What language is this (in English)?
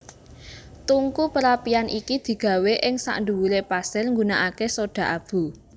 Javanese